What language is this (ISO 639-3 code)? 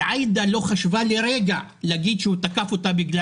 heb